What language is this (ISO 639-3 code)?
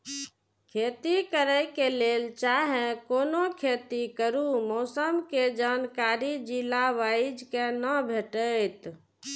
mai